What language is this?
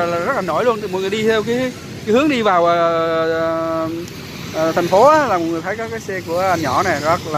Vietnamese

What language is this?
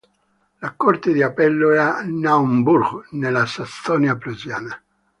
Italian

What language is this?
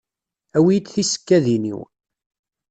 Kabyle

